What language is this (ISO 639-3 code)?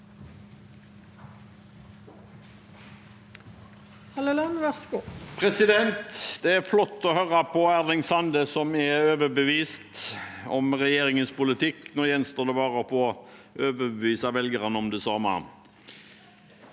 nor